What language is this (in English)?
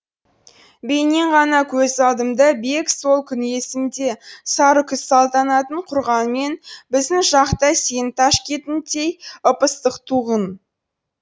Kazakh